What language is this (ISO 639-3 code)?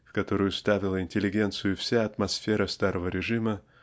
rus